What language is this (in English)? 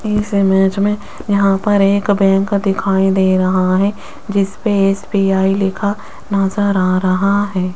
Hindi